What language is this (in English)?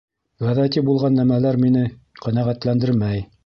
Bashkir